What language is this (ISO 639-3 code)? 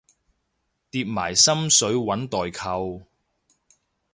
yue